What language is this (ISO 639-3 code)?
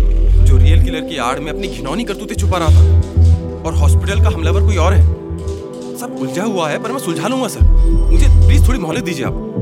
hin